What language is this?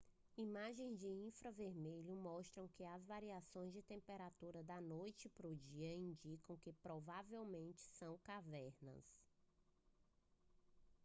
Portuguese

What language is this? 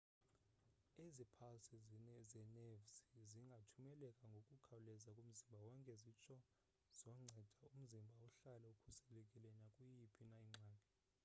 Xhosa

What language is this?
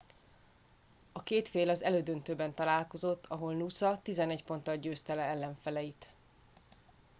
Hungarian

